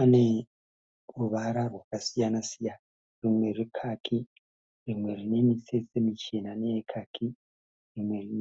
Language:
Shona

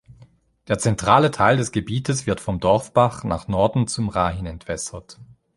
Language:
German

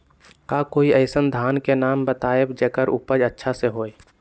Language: Magahi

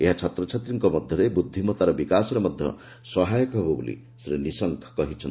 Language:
Odia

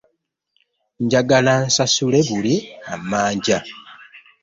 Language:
Ganda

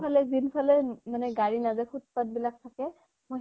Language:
Assamese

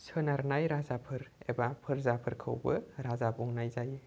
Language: Bodo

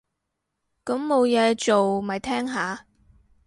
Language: Cantonese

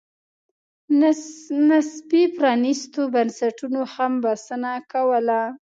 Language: Pashto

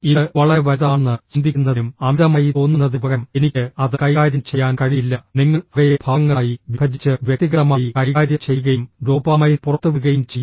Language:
Malayalam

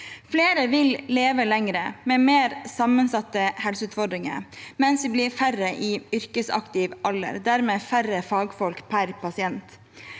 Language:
Norwegian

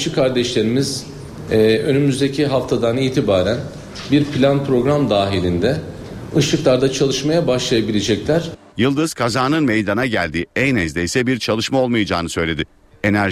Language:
Turkish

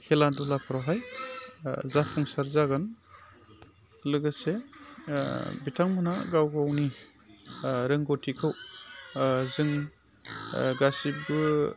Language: Bodo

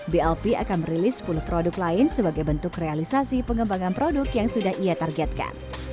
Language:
Indonesian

